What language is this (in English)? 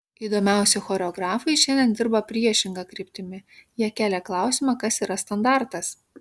Lithuanian